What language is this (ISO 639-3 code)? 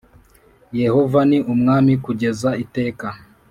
kin